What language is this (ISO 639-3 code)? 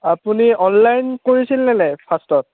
asm